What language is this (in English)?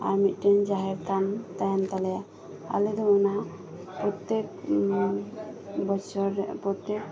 Santali